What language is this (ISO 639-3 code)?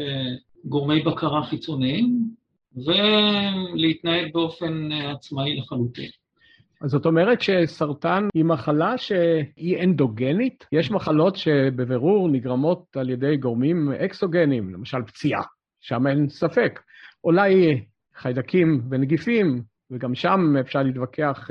heb